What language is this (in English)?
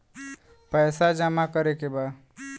Bhojpuri